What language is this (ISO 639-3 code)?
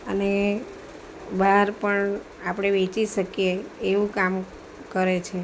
guj